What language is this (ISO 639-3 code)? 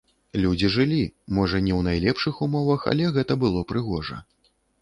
bel